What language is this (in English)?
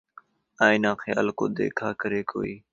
Urdu